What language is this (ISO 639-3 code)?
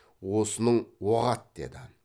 kaz